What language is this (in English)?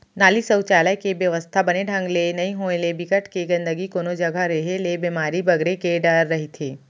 Chhattisgarhi